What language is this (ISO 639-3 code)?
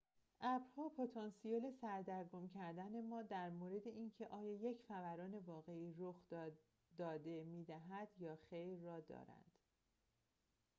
fas